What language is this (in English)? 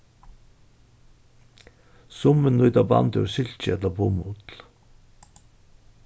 Faroese